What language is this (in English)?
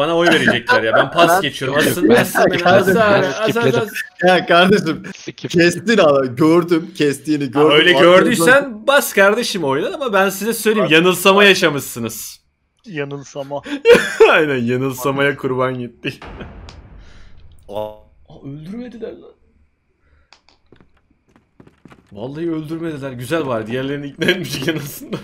Turkish